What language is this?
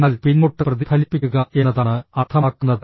Malayalam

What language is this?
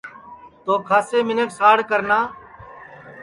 Sansi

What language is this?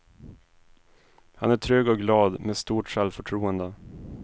Swedish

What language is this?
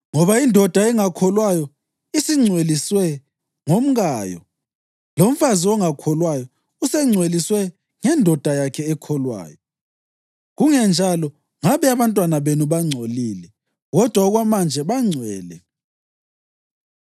North Ndebele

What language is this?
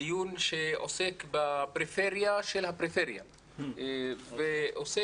Hebrew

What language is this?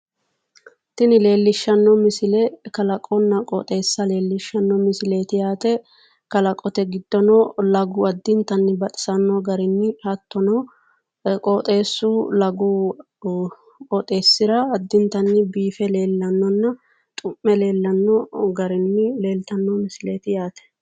Sidamo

